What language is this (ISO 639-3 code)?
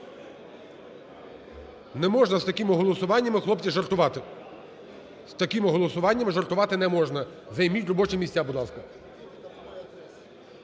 ukr